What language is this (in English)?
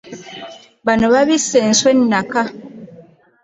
Ganda